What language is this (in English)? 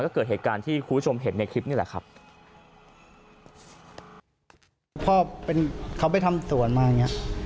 Thai